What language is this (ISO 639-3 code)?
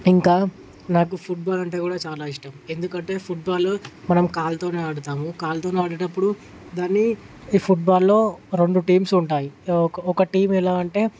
tel